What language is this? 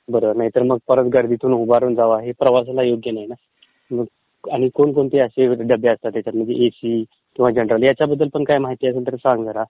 Marathi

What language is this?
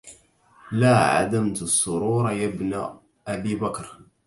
Arabic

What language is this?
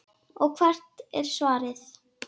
Icelandic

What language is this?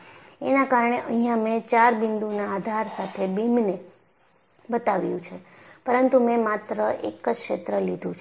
Gujarati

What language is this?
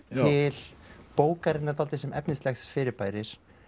Icelandic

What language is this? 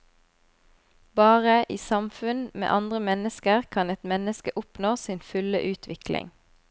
Norwegian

